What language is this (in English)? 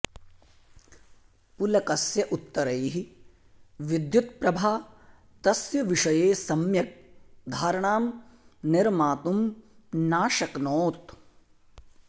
Sanskrit